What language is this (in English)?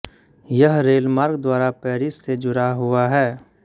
Hindi